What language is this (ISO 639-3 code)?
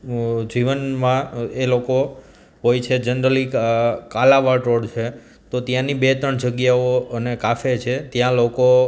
guj